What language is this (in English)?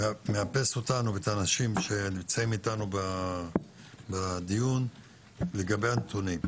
Hebrew